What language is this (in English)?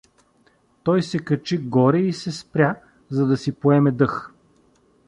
Bulgarian